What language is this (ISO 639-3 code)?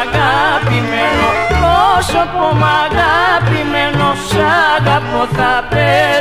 ron